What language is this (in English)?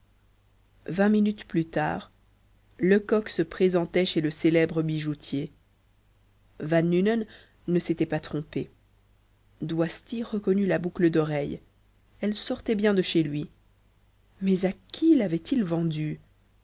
French